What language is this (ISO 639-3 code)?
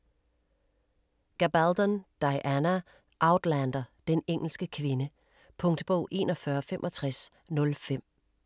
dan